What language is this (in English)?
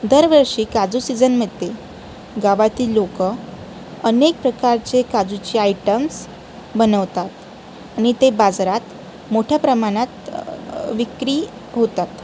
Marathi